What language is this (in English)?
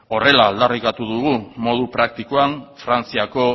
Basque